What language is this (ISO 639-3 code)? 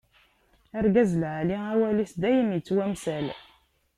kab